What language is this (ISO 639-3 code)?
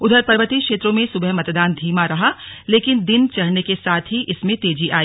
hin